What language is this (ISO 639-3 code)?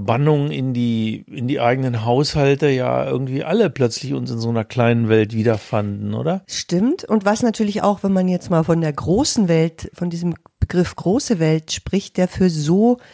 deu